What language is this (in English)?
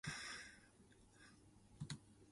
Min Nan Chinese